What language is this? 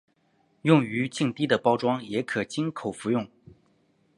Chinese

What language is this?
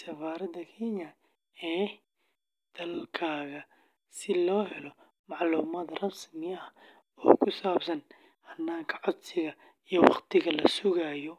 Somali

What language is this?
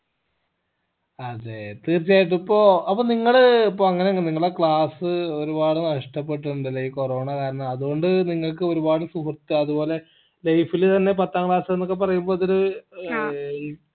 Malayalam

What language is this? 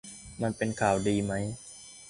Thai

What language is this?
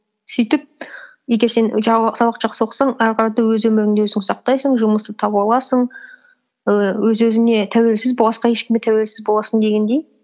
Kazakh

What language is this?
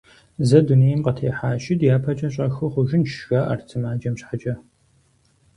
Kabardian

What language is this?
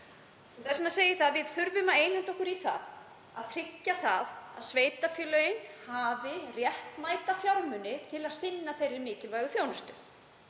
Icelandic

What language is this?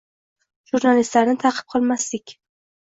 Uzbek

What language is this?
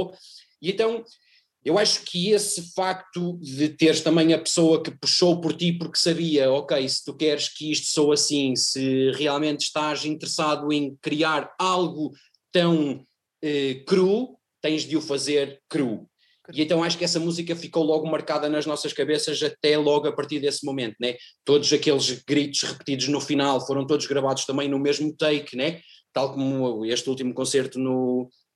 Portuguese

